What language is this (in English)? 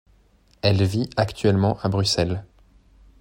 French